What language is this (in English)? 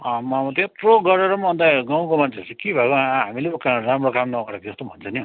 Nepali